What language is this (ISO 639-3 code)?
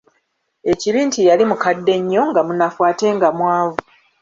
lug